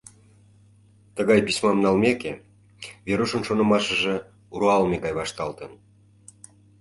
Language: Mari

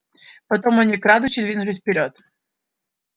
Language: Russian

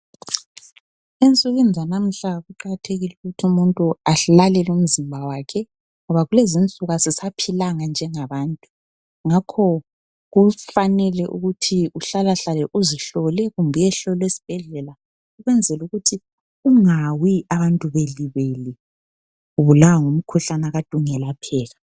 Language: North Ndebele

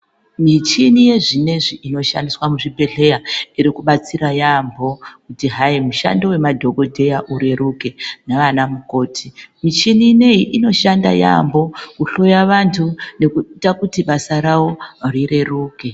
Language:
Ndau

